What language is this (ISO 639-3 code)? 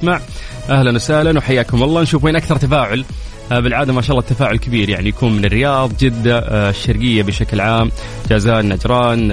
ara